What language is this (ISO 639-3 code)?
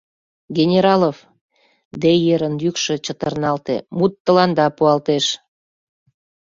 chm